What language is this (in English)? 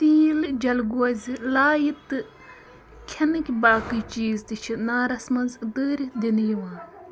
Kashmiri